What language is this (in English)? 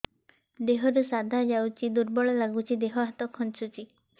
Odia